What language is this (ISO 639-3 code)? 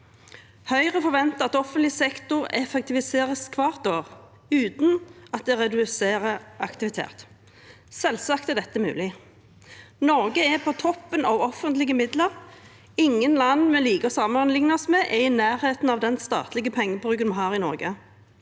nor